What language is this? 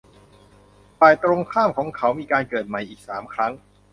Thai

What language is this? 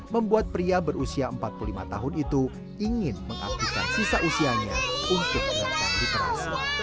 Indonesian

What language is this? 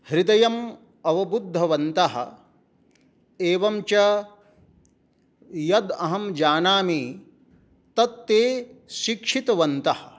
Sanskrit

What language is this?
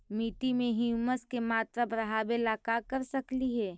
Magahi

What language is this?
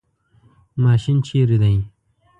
Pashto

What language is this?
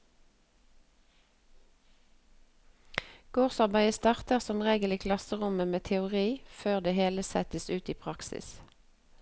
Norwegian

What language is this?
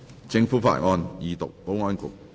Cantonese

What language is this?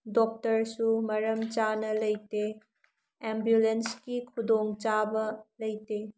Manipuri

